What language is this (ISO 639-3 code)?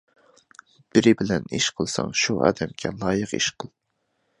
uig